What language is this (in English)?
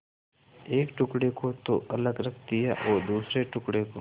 Hindi